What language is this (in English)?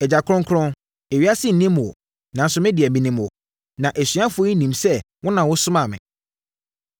Akan